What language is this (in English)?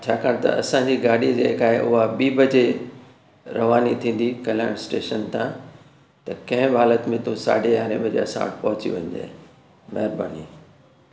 Sindhi